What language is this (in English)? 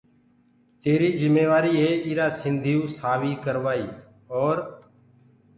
Gurgula